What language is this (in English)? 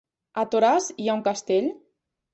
Catalan